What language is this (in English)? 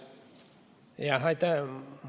Estonian